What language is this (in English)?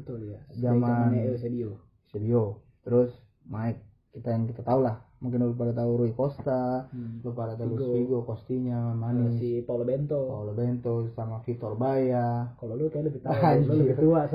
Indonesian